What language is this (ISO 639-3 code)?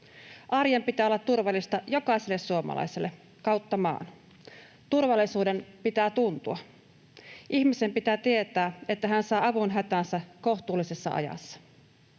fin